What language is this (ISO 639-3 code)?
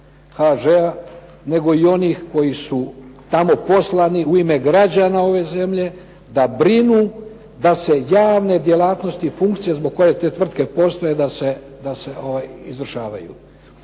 hrv